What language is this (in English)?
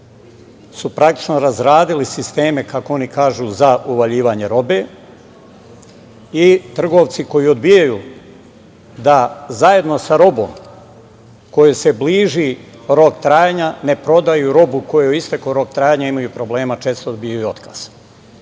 Serbian